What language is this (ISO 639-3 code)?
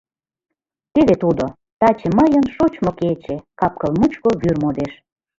chm